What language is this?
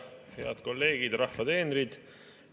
Estonian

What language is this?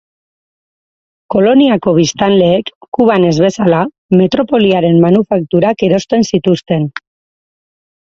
Basque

